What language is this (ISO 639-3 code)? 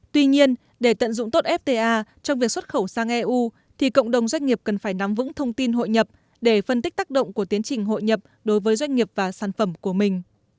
vie